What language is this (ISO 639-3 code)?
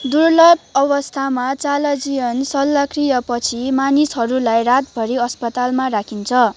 nep